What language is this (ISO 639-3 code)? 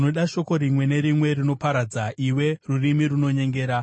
sna